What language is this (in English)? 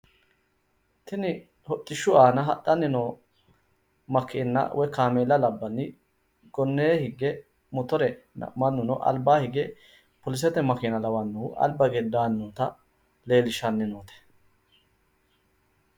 Sidamo